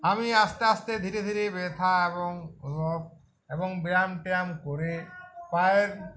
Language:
Bangla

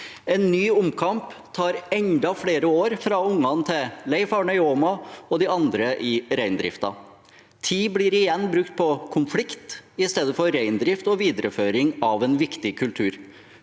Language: Norwegian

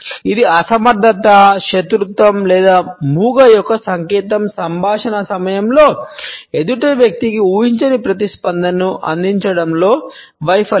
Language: Telugu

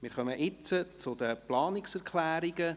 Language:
Swiss German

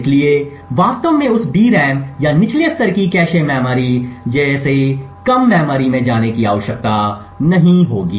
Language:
Hindi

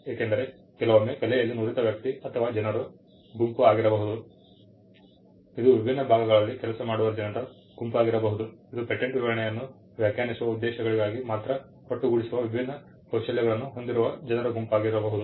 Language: Kannada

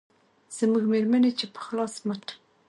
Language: Pashto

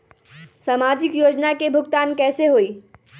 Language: Magahi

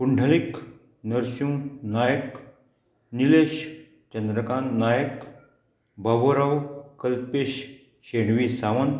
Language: Konkani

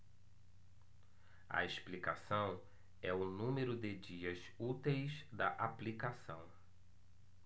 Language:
Portuguese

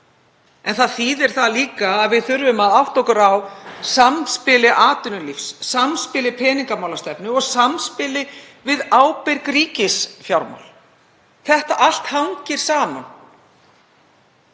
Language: Icelandic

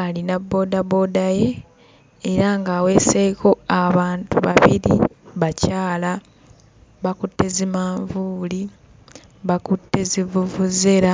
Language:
Ganda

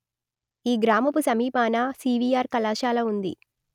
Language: Telugu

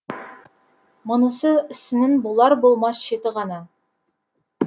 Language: Kazakh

